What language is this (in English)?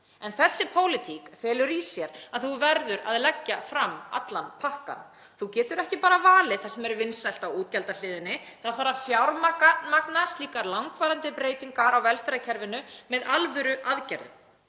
Icelandic